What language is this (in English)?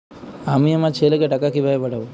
Bangla